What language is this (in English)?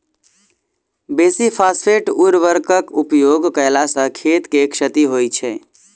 Maithili